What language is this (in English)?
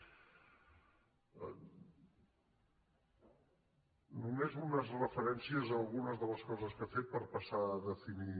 Catalan